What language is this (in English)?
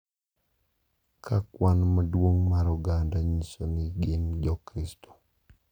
Luo (Kenya and Tanzania)